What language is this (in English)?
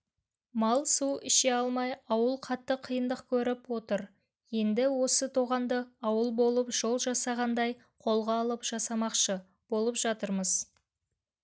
Kazakh